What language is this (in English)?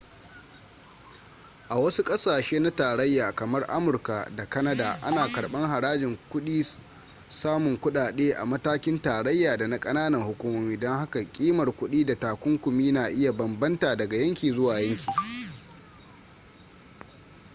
Hausa